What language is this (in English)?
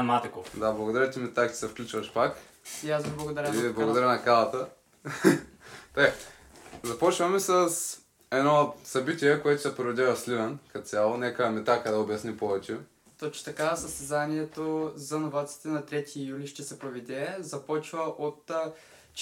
Bulgarian